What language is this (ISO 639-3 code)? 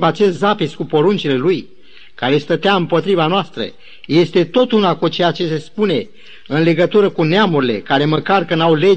ron